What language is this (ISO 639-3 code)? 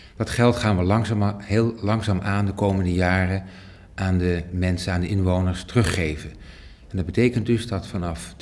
nld